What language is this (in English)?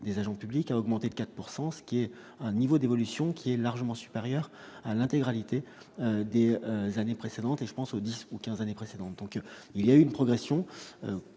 French